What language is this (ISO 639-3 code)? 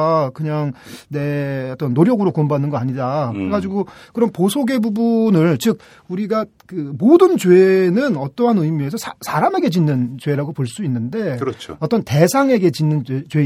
kor